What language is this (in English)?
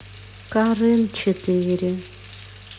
Russian